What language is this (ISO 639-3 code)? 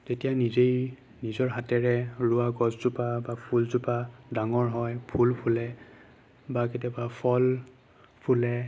asm